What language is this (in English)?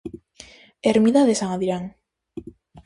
Galician